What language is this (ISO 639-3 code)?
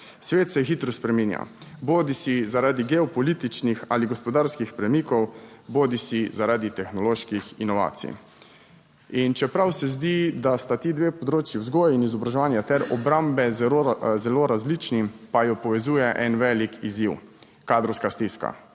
slv